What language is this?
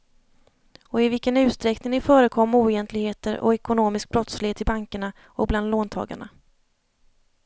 Swedish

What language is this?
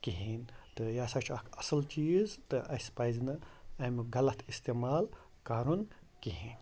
Kashmiri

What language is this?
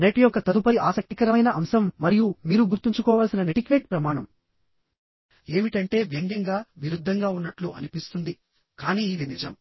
Telugu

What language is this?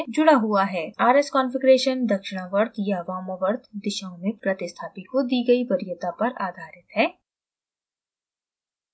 Hindi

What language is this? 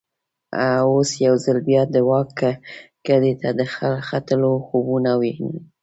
Pashto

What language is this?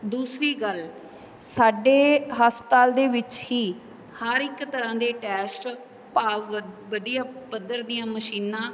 Punjabi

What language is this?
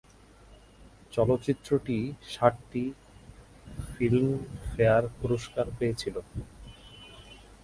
Bangla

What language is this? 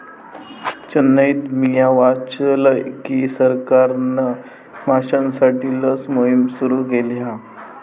Marathi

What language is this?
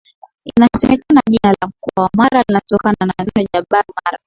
Swahili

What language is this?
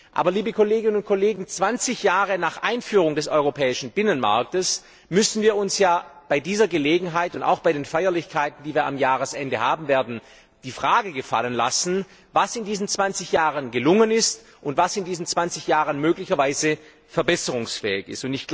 German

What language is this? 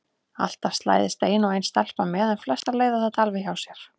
Icelandic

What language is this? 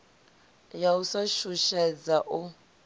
Venda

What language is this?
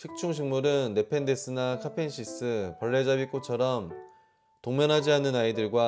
Korean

